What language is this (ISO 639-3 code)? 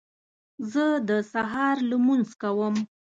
pus